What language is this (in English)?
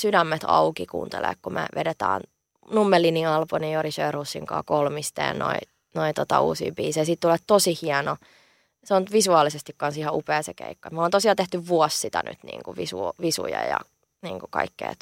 Finnish